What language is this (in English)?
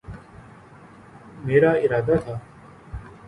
Urdu